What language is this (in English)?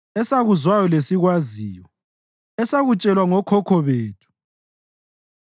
North Ndebele